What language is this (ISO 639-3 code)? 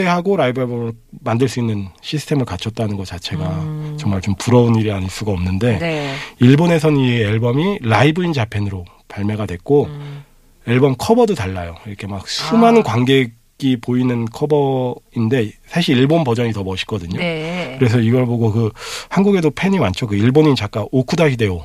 kor